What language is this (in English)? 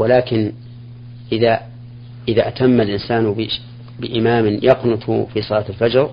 Arabic